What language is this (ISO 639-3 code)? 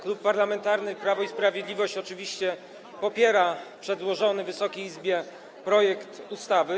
pol